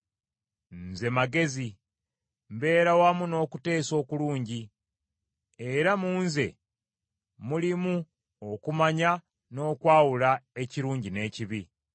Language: Ganda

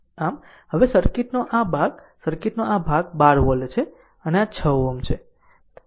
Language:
Gujarati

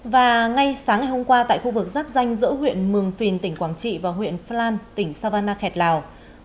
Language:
Vietnamese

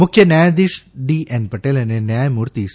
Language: Gujarati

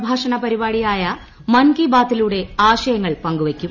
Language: Malayalam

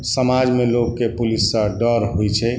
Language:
Maithili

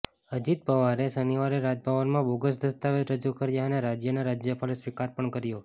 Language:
Gujarati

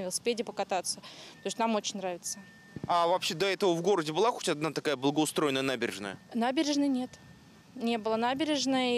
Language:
Russian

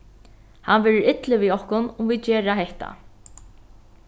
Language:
Faroese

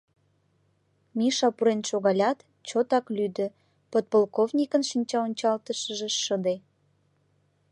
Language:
Mari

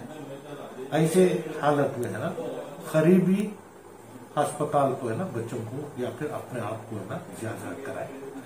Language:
Hindi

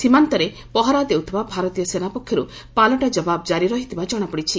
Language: Odia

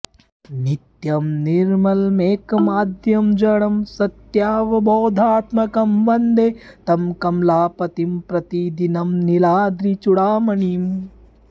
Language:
Sanskrit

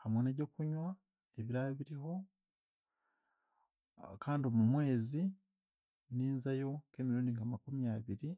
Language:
Chiga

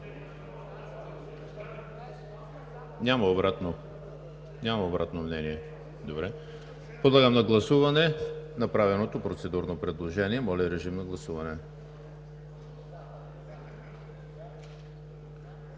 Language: Bulgarian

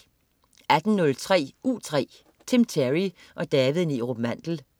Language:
Danish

